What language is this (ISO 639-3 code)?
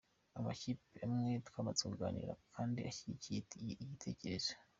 kin